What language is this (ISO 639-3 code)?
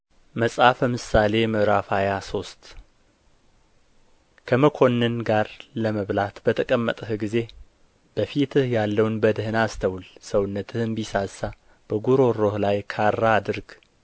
amh